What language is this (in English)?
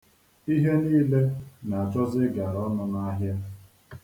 Igbo